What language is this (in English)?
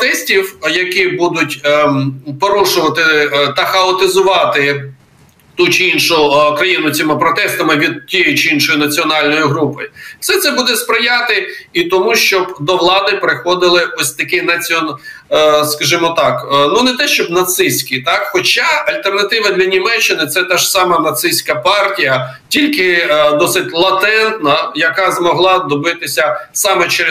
Ukrainian